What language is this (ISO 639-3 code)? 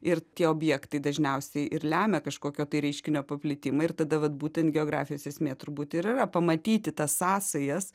lit